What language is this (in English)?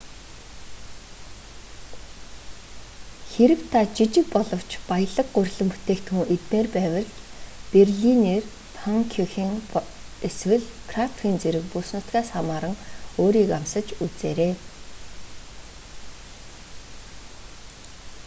Mongolian